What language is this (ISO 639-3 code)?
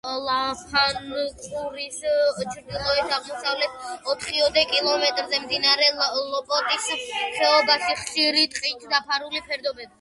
kat